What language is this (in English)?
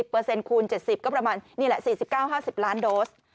Thai